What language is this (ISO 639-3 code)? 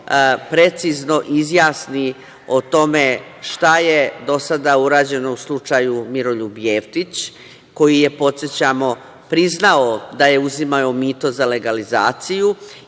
srp